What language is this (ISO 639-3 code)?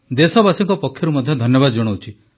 ori